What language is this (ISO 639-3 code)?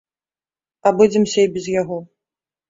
bel